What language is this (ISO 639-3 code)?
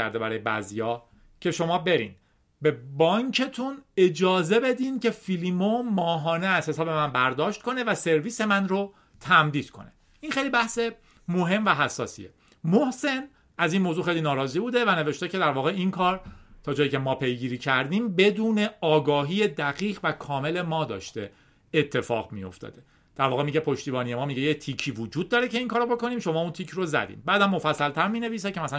fas